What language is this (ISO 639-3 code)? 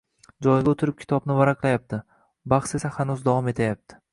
uzb